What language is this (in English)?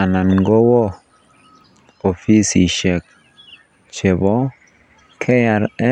Kalenjin